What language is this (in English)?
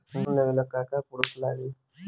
Bhojpuri